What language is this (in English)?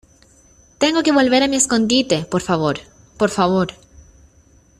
Spanish